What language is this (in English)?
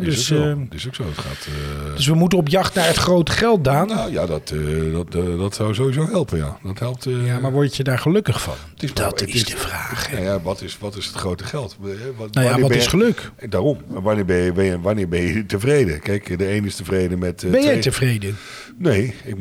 Dutch